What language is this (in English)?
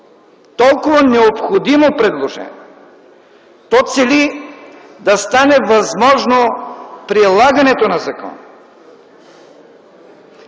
Bulgarian